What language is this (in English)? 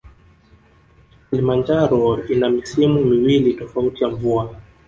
Swahili